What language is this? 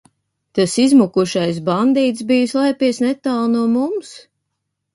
Latvian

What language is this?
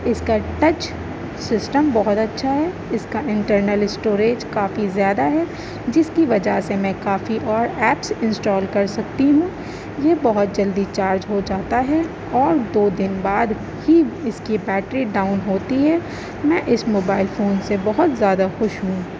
Urdu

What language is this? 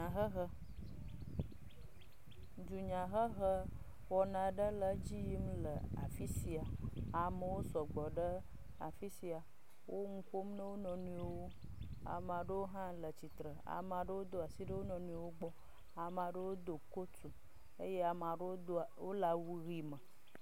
Ewe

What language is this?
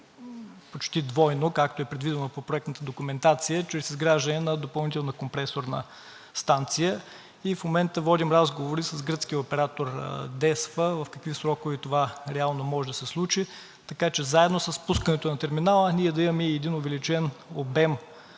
Bulgarian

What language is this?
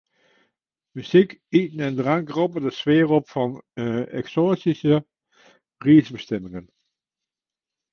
Western Frisian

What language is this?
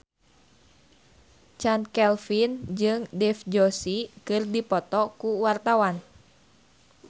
Sundanese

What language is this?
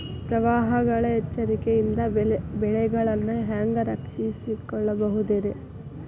Kannada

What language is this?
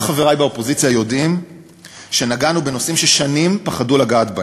Hebrew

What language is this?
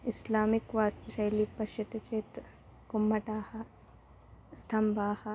Sanskrit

